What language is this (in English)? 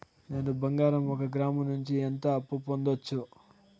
Telugu